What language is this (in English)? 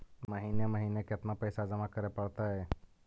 Magahi